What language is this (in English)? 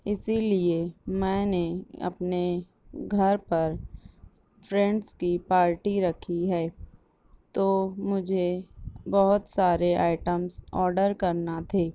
Urdu